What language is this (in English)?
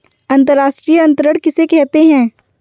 Hindi